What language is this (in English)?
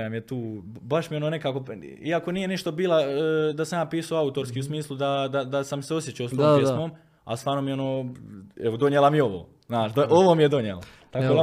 Croatian